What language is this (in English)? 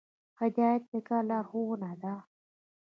Pashto